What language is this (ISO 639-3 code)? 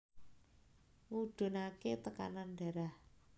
jav